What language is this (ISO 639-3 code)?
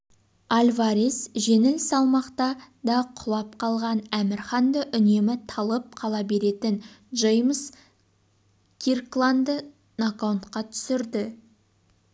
kaz